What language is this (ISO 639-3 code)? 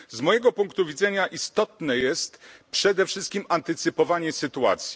pol